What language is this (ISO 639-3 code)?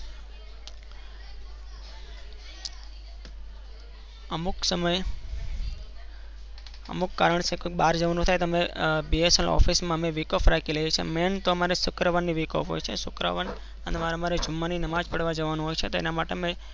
guj